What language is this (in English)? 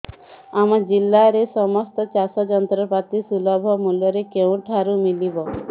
Odia